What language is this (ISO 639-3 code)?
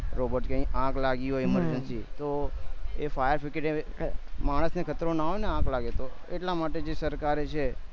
guj